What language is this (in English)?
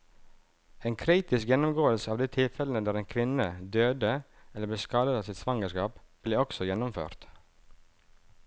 Norwegian